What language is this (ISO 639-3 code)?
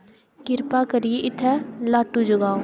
doi